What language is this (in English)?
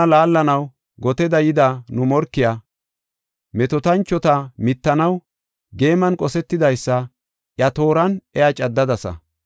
Gofa